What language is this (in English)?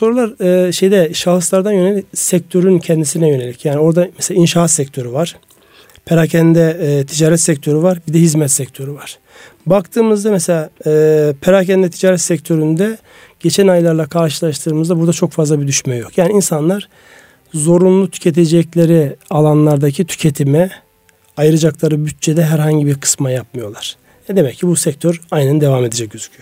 Turkish